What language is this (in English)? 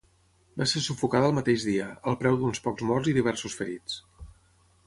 Catalan